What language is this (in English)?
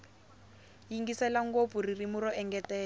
Tsonga